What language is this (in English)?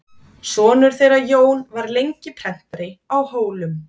Icelandic